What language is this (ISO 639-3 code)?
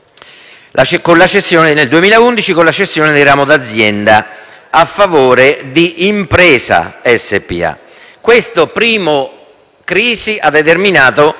ita